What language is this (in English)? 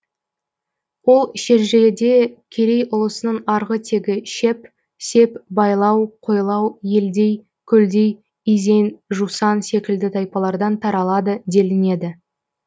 Kazakh